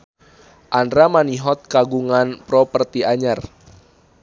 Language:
Sundanese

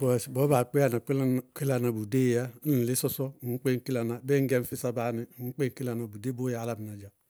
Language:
Bago-Kusuntu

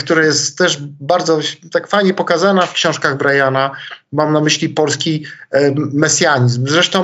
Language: Polish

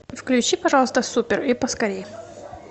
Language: Russian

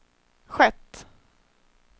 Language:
Swedish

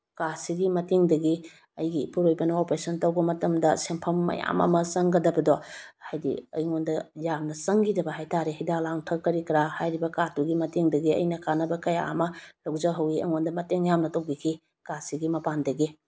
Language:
Manipuri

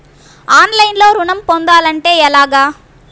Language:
Telugu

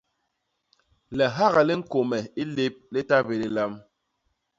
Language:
Basaa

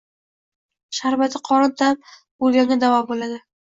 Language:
Uzbek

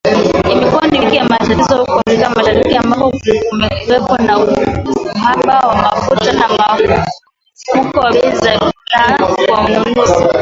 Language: Swahili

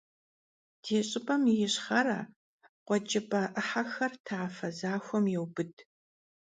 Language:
Kabardian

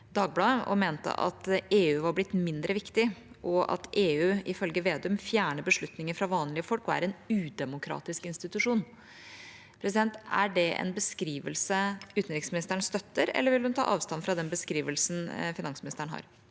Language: Norwegian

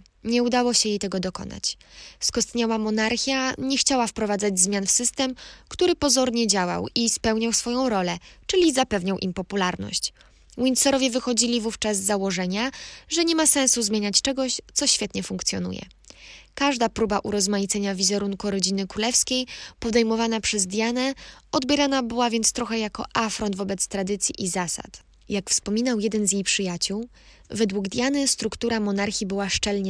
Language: Polish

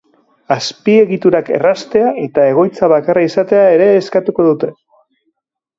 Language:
Basque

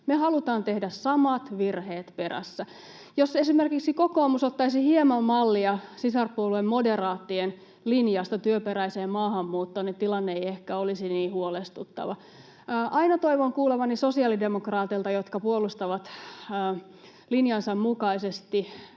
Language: Finnish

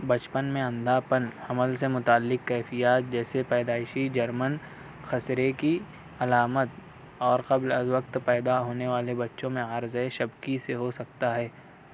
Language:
Urdu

